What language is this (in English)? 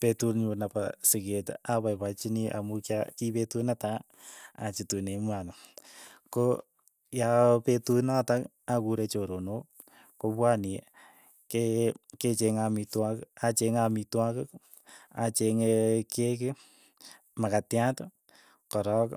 Keiyo